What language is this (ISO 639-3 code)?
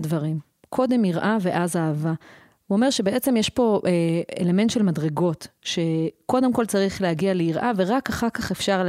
heb